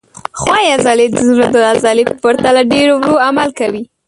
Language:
Pashto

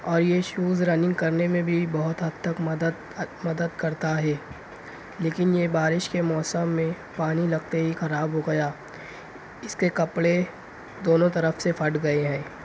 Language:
Urdu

